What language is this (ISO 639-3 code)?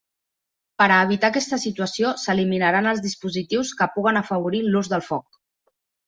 cat